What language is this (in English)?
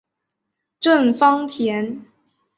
Chinese